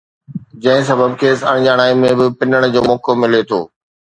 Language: Sindhi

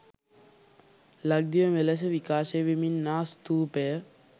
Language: Sinhala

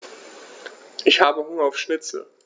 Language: German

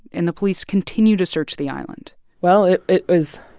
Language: English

